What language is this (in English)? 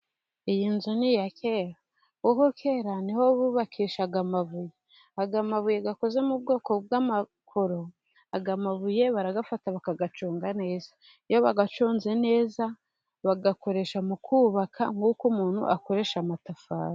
Kinyarwanda